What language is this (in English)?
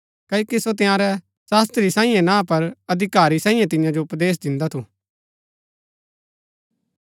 Gaddi